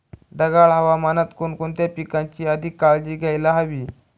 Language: Marathi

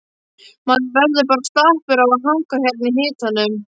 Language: Icelandic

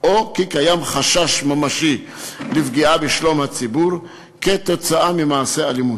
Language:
Hebrew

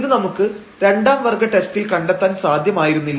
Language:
Malayalam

